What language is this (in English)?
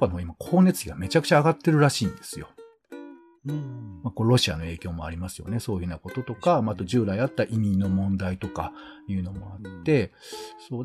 Japanese